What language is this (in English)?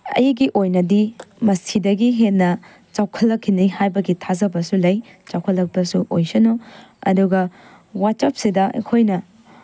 Manipuri